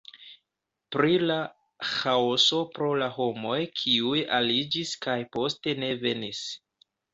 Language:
Esperanto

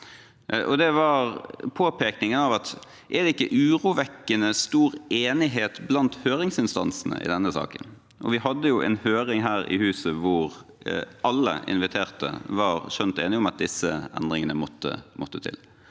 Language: Norwegian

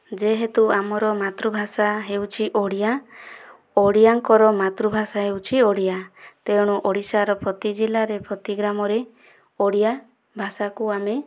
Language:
Odia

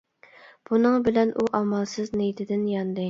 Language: Uyghur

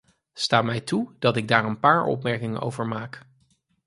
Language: Dutch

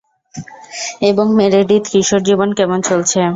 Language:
Bangla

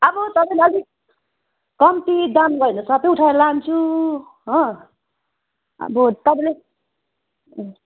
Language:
Nepali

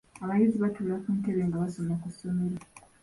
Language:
Ganda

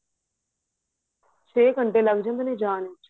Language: Punjabi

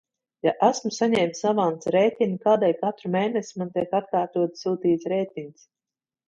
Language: Latvian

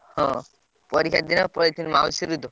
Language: Odia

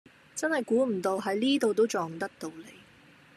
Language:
Cantonese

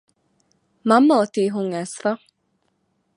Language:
Divehi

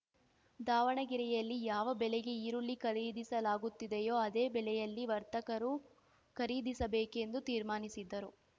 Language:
Kannada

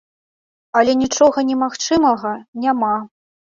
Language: Belarusian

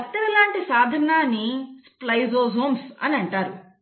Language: Telugu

